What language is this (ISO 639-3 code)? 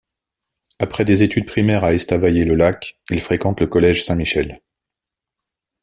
fra